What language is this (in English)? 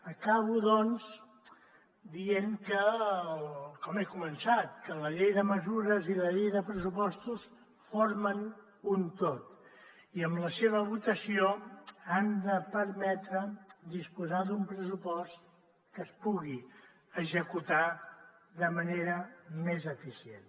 Catalan